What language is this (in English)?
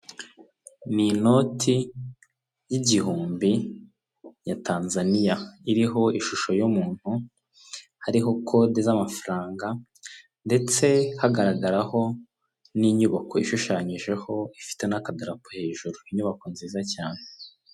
Kinyarwanda